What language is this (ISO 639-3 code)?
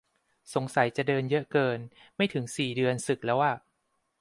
tha